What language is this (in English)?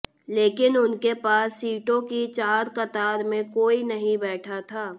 Hindi